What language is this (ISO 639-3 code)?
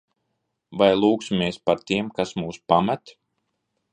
lav